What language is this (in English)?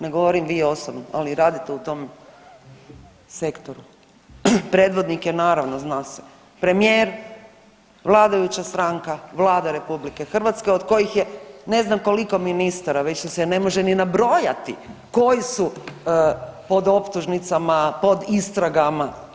Croatian